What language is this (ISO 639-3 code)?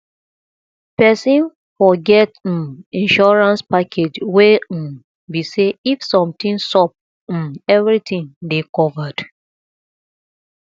pcm